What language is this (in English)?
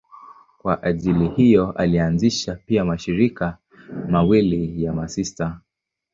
Swahili